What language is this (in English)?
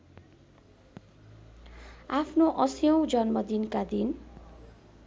Nepali